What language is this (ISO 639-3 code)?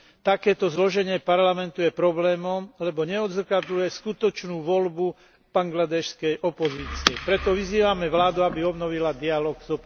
slk